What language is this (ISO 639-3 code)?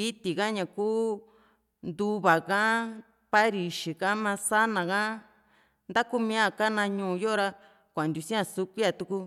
vmc